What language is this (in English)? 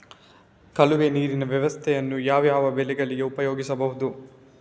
Kannada